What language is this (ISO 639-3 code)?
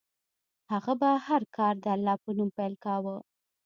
pus